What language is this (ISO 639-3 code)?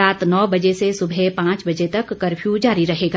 hin